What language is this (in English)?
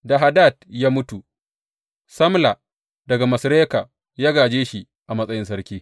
Hausa